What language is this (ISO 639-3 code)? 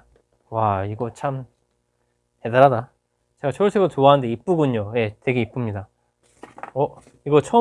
kor